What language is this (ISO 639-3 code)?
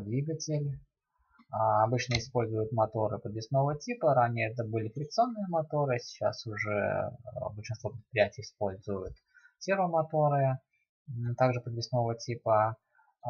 rus